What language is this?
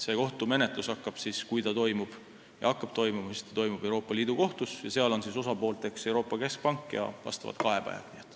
Estonian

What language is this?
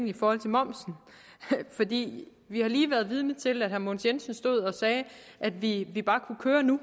Danish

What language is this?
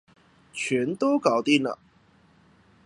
Chinese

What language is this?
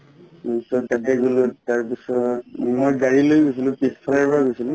Assamese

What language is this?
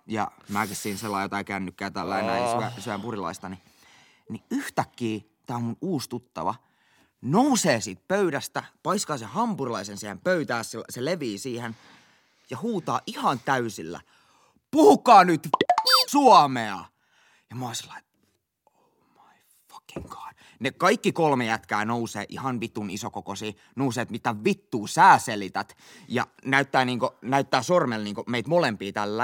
Finnish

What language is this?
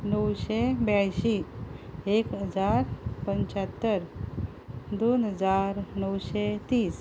Konkani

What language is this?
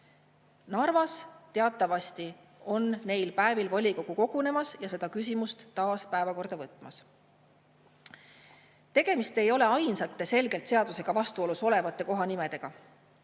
Estonian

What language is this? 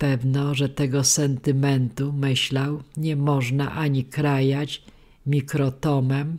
Polish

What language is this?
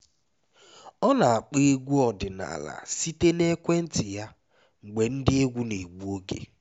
Igbo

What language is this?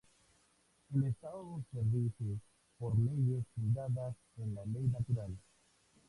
Spanish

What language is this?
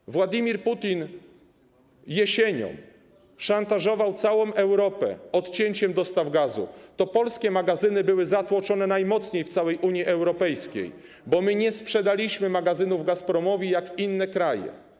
Polish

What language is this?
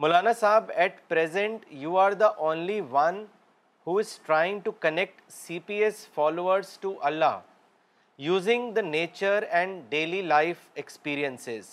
Urdu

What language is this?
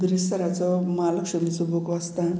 Konkani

